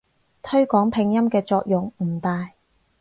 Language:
Cantonese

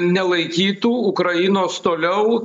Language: Lithuanian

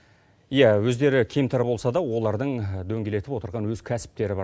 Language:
Kazakh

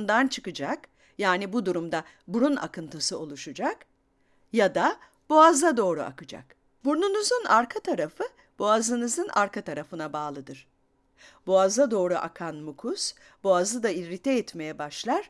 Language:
Turkish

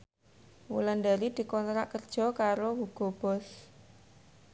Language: Javanese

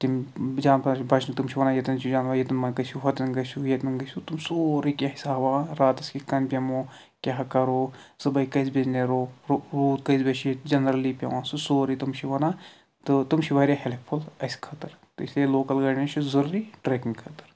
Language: Kashmiri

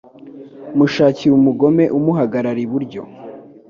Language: Kinyarwanda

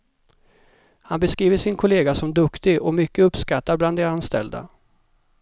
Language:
Swedish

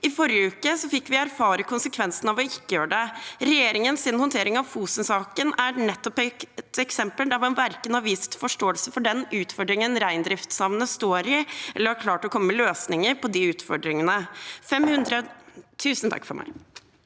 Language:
Norwegian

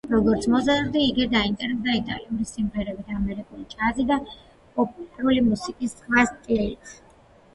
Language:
Georgian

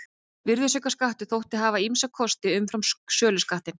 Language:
Icelandic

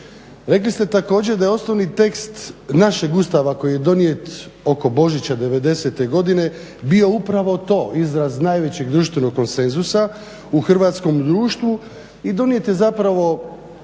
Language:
Croatian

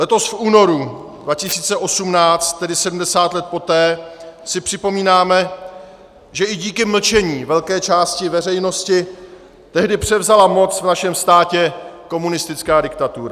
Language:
Czech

